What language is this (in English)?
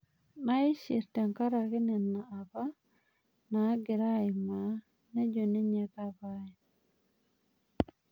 Masai